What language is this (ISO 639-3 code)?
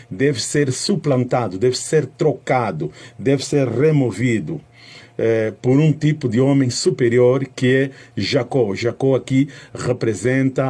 por